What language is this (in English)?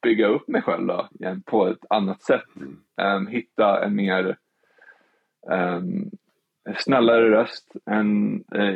Swedish